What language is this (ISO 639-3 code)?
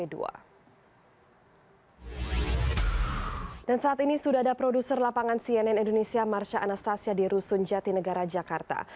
ind